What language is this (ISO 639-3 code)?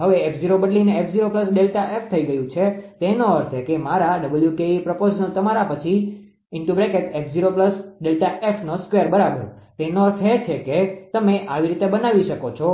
guj